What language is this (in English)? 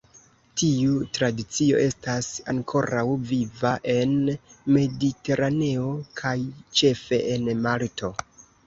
Esperanto